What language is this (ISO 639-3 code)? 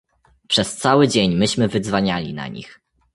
pol